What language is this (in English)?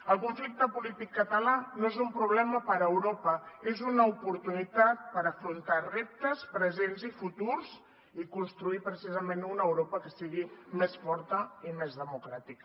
Catalan